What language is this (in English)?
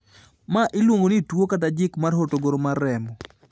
Luo (Kenya and Tanzania)